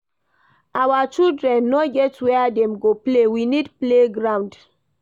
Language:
Nigerian Pidgin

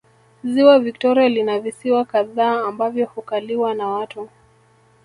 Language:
Swahili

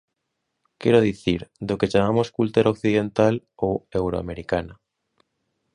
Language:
Galician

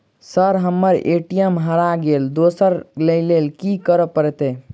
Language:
Maithili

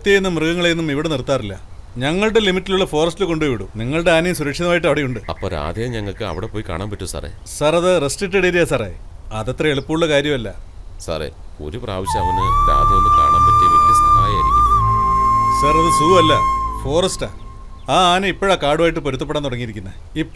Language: Malayalam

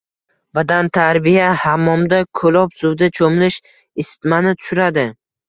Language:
Uzbek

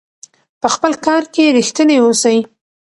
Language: Pashto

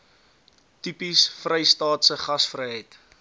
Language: Afrikaans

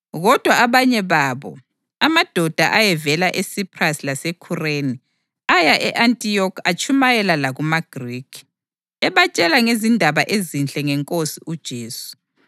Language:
North Ndebele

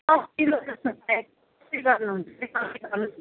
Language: Nepali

